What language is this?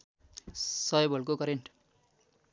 Nepali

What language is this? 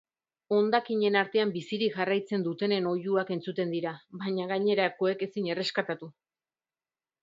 Basque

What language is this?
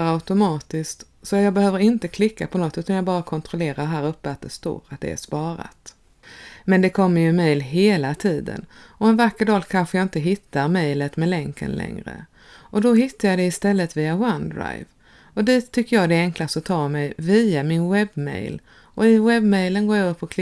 Swedish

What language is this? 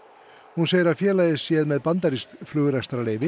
Icelandic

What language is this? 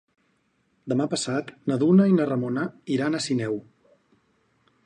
Catalan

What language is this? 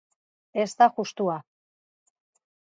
Basque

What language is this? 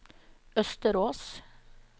Norwegian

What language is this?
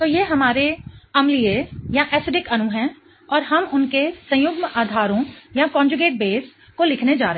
Hindi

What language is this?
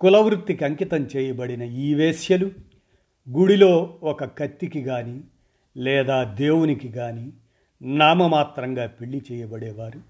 Telugu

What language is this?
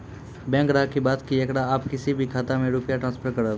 Maithili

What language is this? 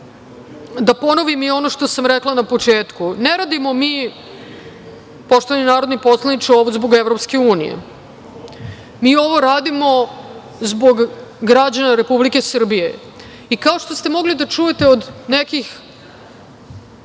Serbian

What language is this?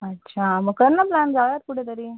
Marathi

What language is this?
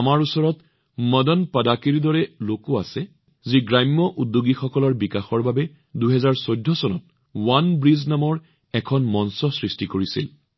Assamese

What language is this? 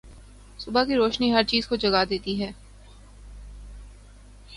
Urdu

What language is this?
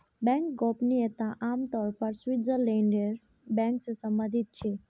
Magahi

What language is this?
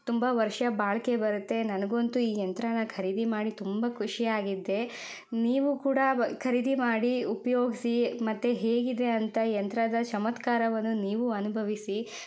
Kannada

